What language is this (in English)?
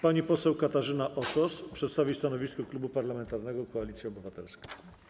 Polish